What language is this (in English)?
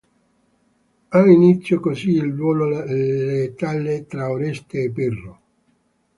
Italian